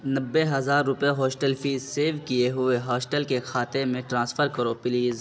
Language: Urdu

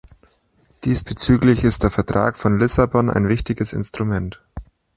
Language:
German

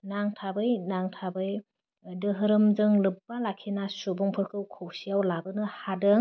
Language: Bodo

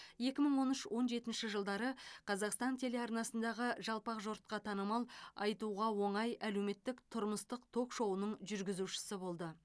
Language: Kazakh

